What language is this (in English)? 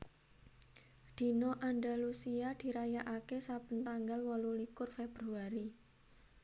Javanese